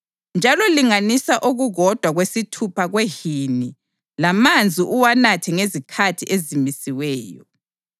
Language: North Ndebele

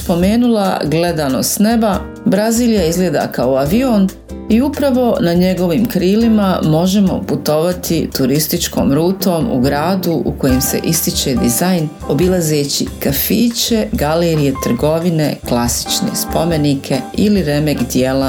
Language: Croatian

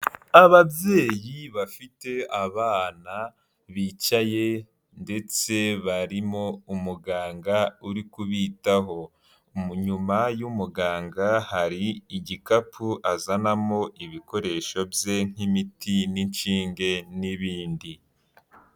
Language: Kinyarwanda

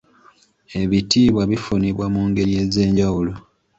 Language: Ganda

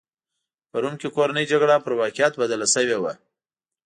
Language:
Pashto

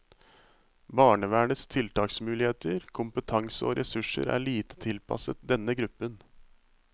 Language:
Norwegian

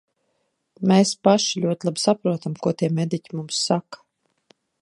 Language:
Latvian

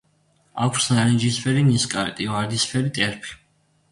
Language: Georgian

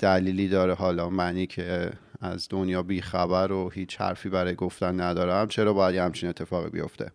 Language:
Persian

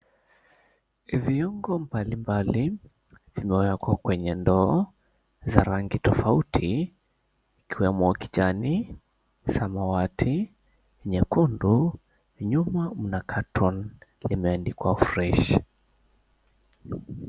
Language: Swahili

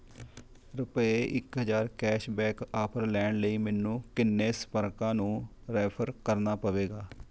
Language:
Punjabi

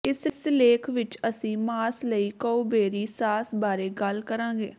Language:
Punjabi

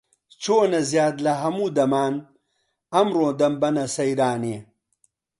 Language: Central Kurdish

